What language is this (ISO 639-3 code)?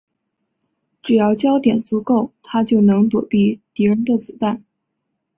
zho